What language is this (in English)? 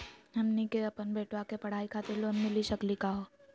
Magahi